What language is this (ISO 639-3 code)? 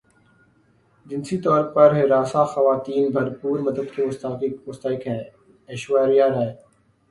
urd